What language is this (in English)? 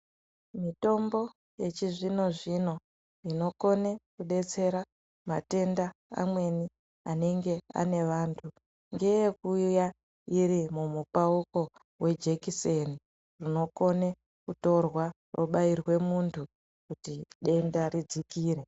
Ndau